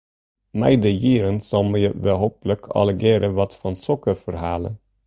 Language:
Western Frisian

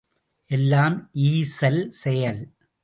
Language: Tamil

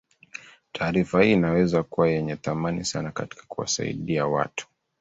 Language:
Swahili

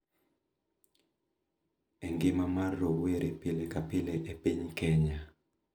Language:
Luo (Kenya and Tanzania)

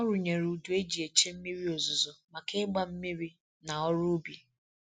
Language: Igbo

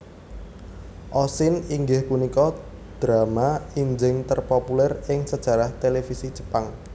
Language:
Javanese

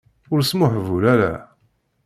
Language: Kabyle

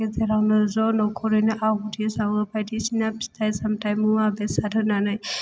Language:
Bodo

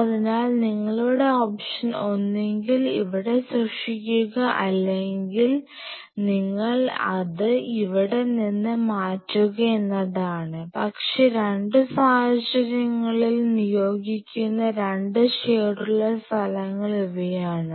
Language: Malayalam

